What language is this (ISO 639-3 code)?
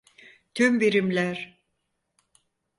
tur